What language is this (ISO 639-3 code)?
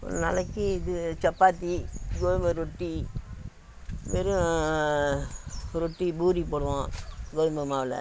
tam